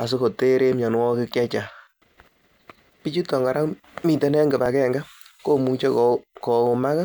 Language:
Kalenjin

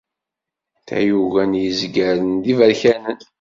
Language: Kabyle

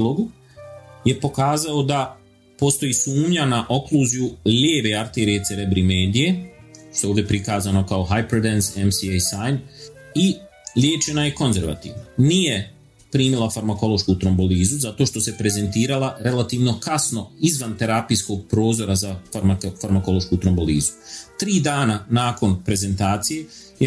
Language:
Croatian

